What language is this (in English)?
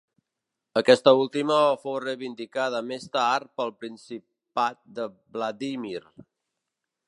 Catalan